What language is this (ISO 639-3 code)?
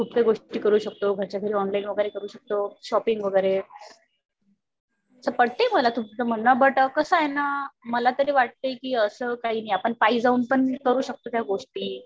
mar